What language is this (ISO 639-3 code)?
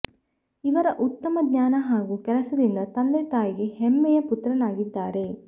kan